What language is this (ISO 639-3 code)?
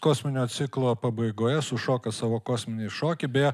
lit